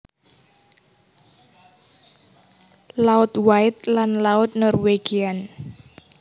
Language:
Javanese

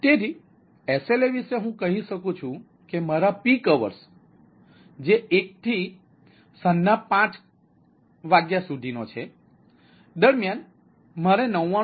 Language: Gujarati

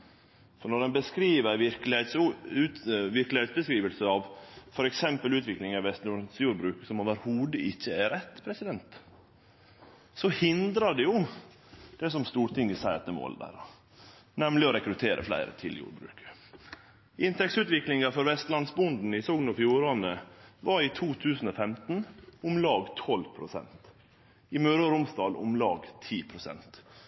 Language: Norwegian Nynorsk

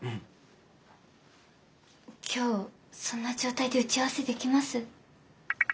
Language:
Japanese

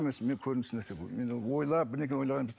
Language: Kazakh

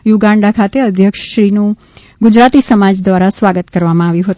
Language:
Gujarati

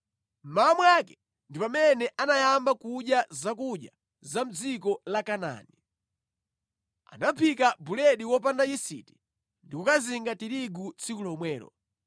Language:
Nyanja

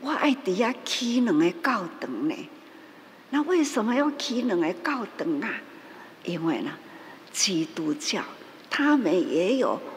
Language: Chinese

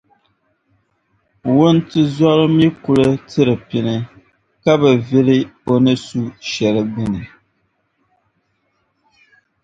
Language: Dagbani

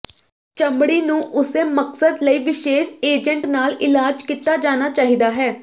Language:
Punjabi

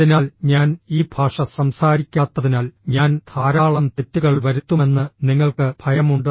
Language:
Malayalam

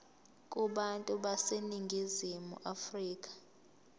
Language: Zulu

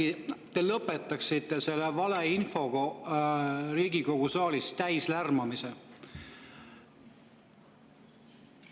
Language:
Estonian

